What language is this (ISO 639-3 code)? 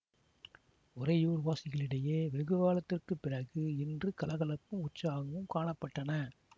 tam